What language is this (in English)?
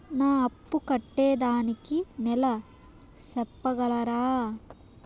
Telugu